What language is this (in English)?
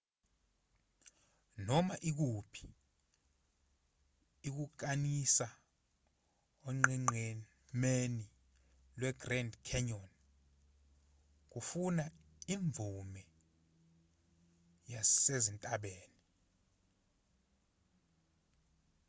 Zulu